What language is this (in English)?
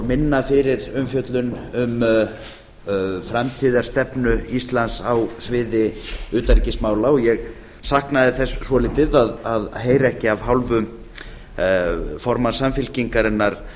Icelandic